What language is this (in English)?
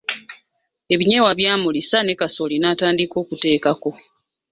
Ganda